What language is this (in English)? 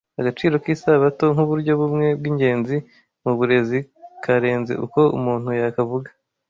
Kinyarwanda